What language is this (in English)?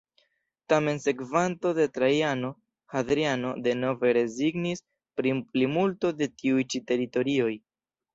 Esperanto